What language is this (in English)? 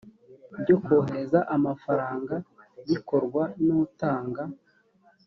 Kinyarwanda